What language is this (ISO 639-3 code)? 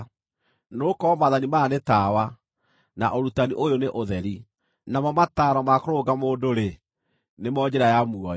kik